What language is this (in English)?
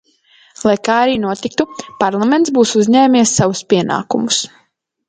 Latvian